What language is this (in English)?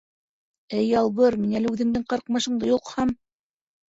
Bashkir